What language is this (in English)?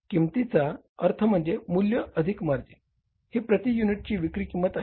Marathi